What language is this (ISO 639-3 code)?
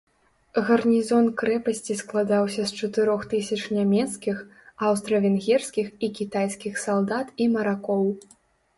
bel